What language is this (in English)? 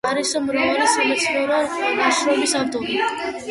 Georgian